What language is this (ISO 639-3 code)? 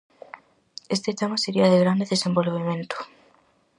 glg